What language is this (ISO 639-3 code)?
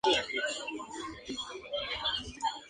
spa